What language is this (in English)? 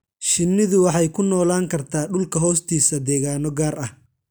Somali